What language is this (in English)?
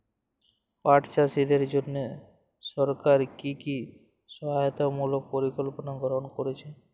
Bangla